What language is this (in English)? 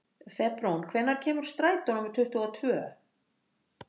Icelandic